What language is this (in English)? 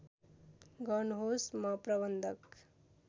Nepali